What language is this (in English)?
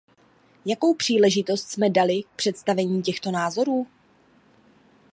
Czech